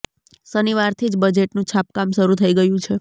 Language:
Gujarati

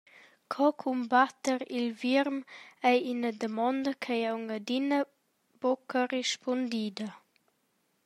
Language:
Romansh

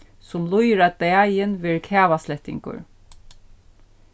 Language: Faroese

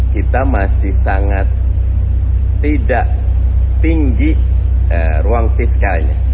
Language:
Indonesian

